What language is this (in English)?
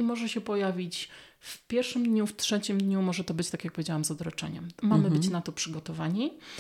Polish